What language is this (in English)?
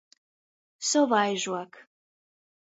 Latgalian